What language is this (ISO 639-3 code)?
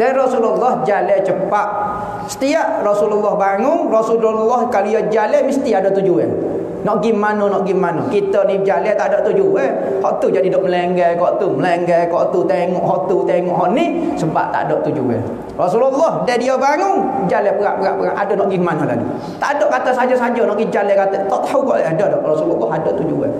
msa